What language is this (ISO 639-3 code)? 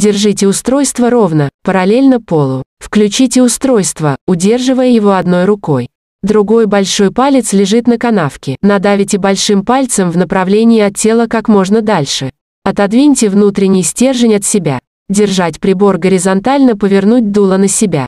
rus